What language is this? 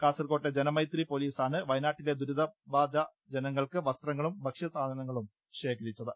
Malayalam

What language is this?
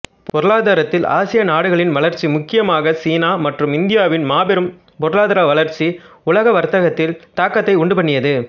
Tamil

